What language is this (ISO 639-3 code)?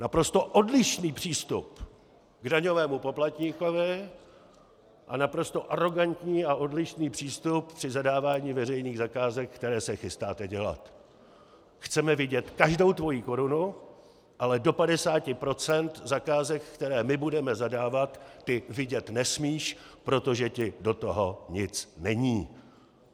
ces